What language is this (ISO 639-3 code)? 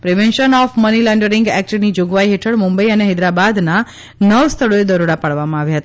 guj